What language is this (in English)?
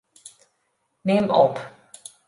Western Frisian